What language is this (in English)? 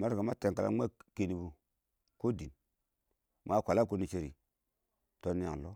Awak